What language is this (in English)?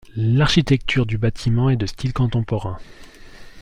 French